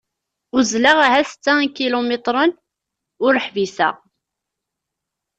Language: Kabyle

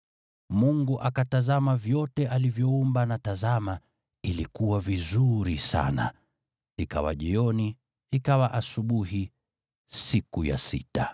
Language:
Swahili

